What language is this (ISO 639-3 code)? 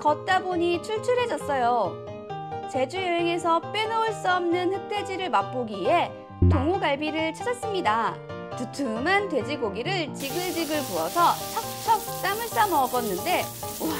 kor